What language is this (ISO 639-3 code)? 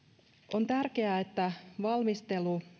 fin